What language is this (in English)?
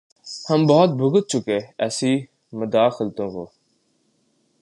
Urdu